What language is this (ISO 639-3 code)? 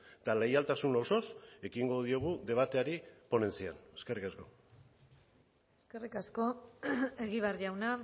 eus